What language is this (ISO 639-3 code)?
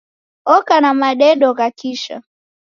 dav